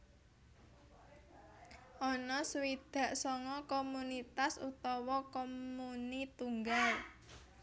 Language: Javanese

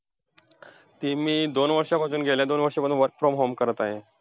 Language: Marathi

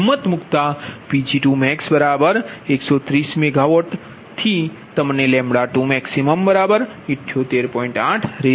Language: Gujarati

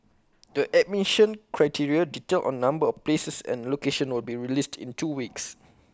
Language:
English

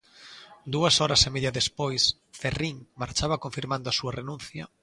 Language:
Galician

